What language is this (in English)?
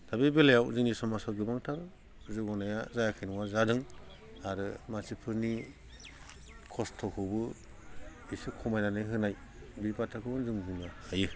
Bodo